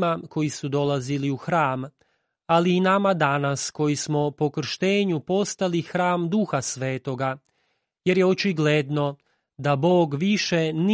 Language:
Croatian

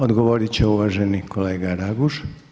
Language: Croatian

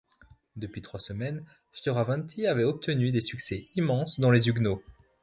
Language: French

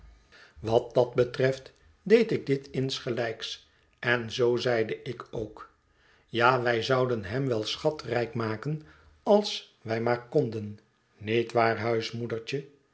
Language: Dutch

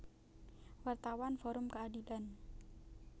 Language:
Javanese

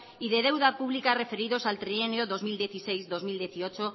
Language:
Spanish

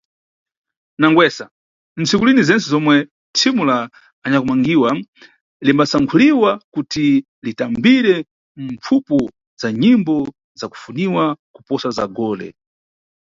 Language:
Nyungwe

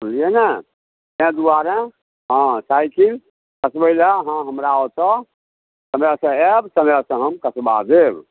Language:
Maithili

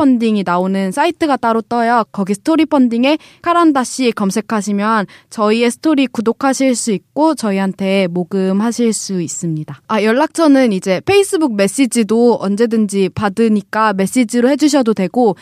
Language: Korean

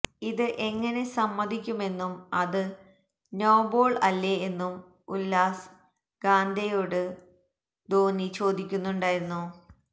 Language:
Malayalam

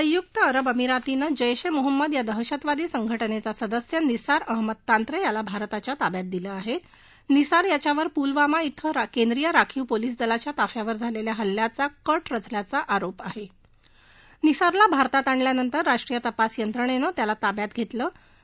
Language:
Marathi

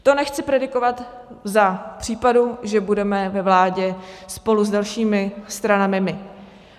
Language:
Czech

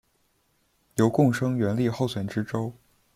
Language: Chinese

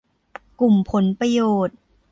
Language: Thai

